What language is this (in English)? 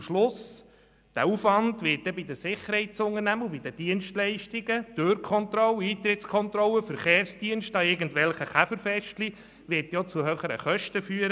Swiss German